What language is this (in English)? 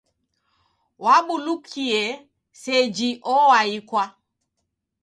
Taita